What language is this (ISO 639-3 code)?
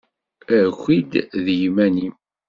kab